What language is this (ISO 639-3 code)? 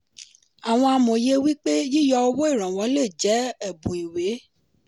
yor